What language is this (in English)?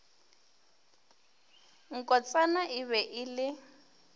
Northern Sotho